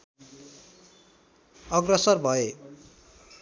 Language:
Nepali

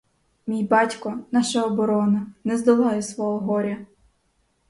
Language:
Ukrainian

